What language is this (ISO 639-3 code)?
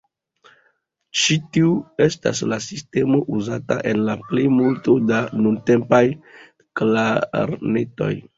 epo